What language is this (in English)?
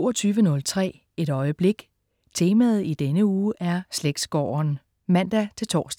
Danish